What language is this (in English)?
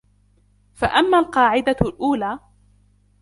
Arabic